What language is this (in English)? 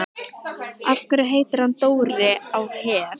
Icelandic